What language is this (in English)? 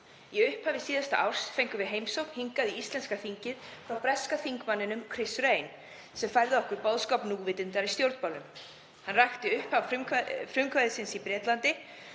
Icelandic